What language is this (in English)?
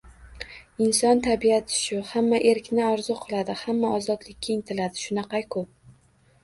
Uzbek